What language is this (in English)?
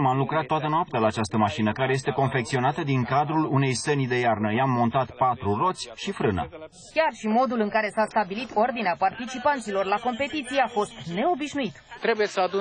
Romanian